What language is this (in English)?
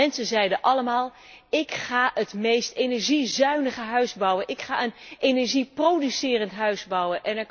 Dutch